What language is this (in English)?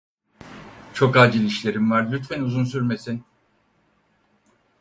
Turkish